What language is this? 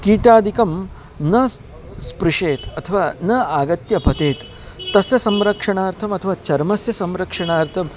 Sanskrit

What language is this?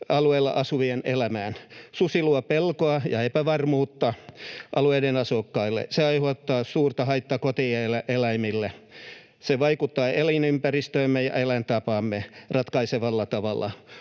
Finnish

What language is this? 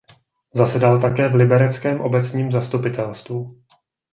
Czech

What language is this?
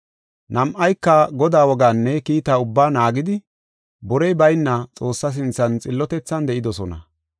Gofa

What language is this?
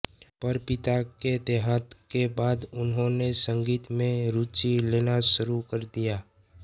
Hindi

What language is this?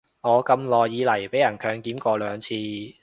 Cantonese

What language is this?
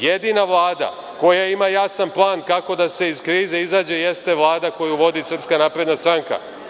Serbian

